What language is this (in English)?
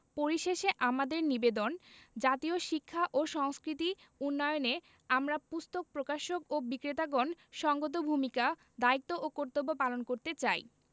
Bangla